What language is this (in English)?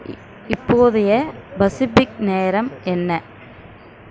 Tamil